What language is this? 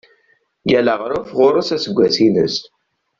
Kabyle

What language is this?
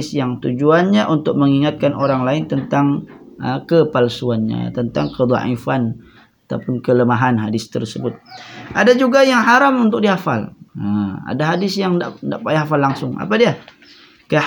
Malay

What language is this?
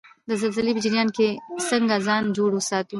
Pashto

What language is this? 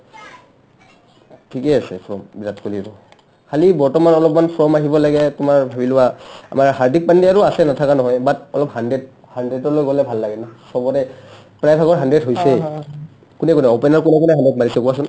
Assamese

